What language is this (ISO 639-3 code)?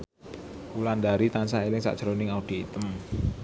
jav